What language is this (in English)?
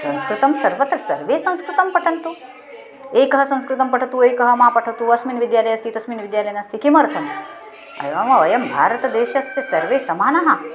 Sanskrit